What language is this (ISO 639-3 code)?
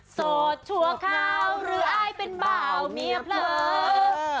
tha